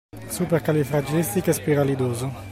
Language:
Italian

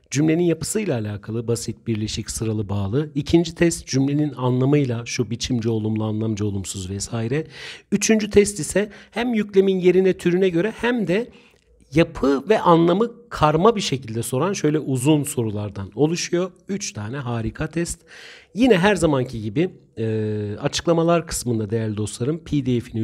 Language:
Turkish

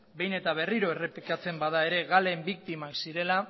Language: Basque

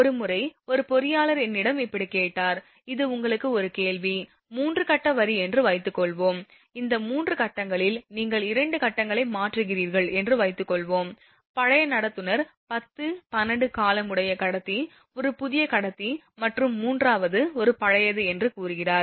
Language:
Tamil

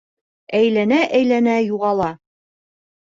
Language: Bashkir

